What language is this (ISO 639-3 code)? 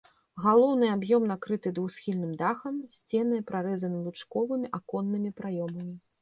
bel